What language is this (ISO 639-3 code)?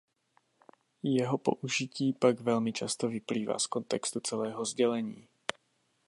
ces